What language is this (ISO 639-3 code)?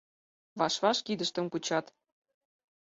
chm